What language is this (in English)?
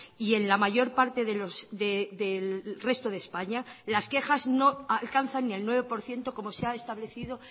Spanish